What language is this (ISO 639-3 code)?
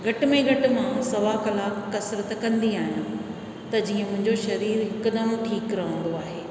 snd